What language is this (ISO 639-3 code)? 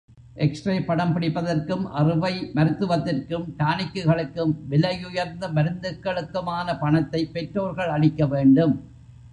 tam